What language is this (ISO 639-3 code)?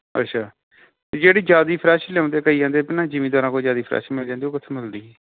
pan